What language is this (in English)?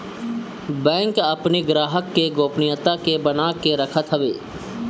Bhojpuri